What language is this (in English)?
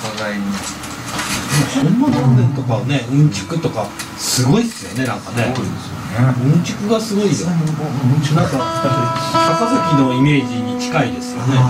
Japanese